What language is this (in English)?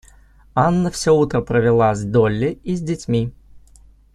Russian